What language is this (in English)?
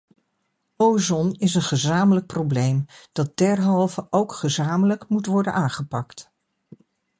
Dutch